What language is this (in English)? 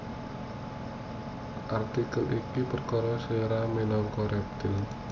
Javanese